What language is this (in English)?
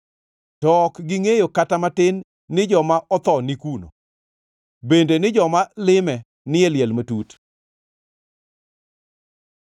Luo (Kenya and Tanzania)